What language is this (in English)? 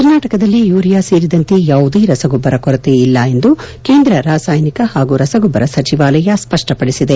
Kannada